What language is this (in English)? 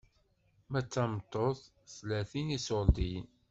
Kabyle